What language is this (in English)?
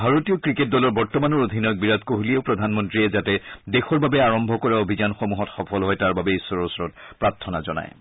Assamese